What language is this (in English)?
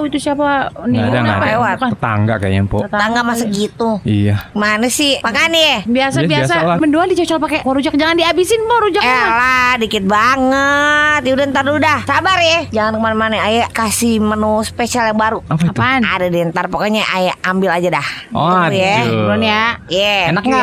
Indonesian